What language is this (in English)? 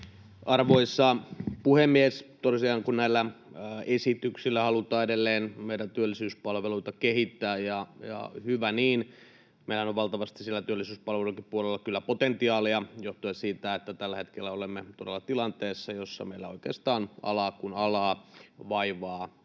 Finnish